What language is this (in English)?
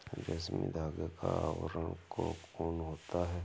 Hindi